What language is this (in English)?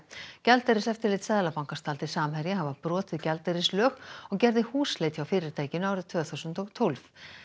Icelandic